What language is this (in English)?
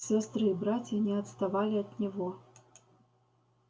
Russian